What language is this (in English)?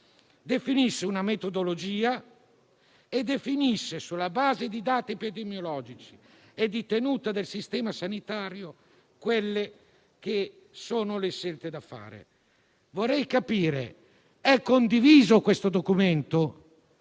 Italian